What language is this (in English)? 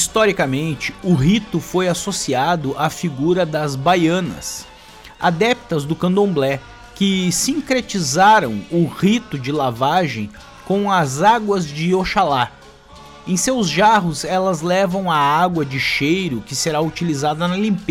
Portuguese